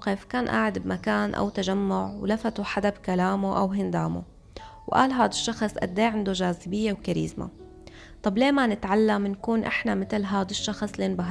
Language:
Arabic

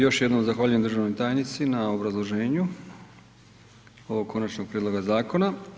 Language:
Croatian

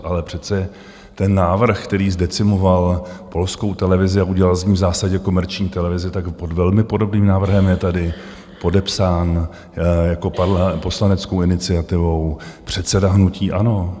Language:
Czech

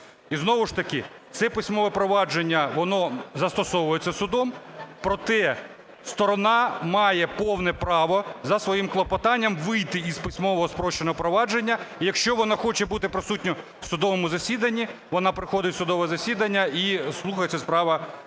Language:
Ukrainian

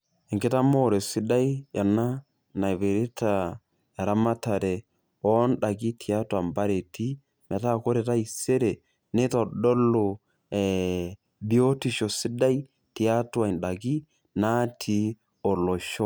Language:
Masai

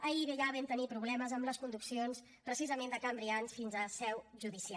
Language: Catalan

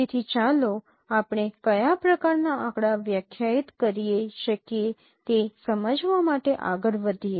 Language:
Gujarati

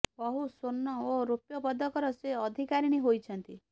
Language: Odia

